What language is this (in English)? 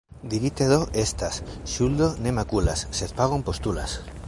Esperanto